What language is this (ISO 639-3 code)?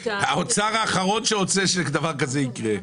heb